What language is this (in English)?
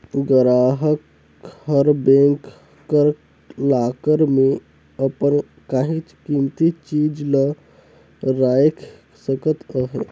Chhattisgarhi